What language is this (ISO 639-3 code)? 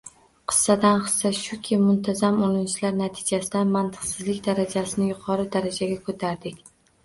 uzb